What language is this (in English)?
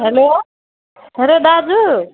Nepali